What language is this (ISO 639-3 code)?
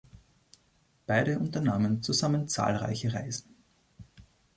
deu